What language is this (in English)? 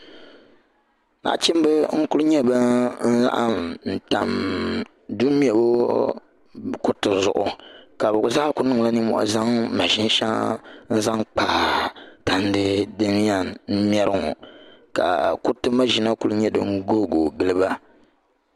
Dagbani